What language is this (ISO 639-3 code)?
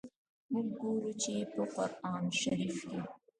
pus